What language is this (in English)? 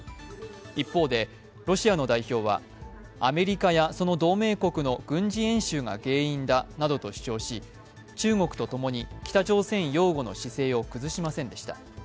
Japanese